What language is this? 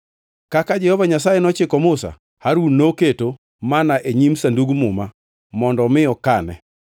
Luo (Kenya and Tanzania)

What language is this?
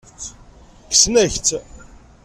Kabyle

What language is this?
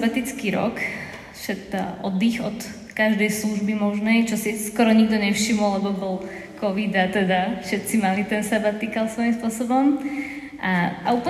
Slovak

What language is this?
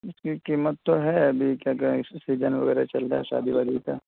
Urdu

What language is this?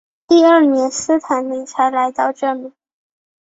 Chinese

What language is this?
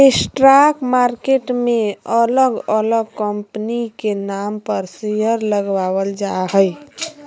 Magahi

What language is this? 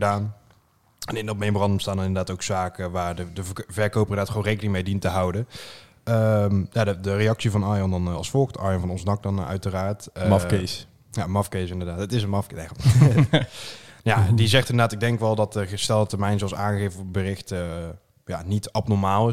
Dutch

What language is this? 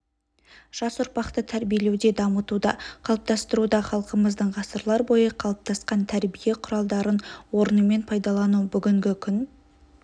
Kazakh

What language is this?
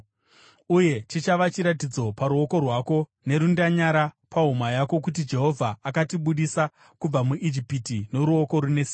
Shona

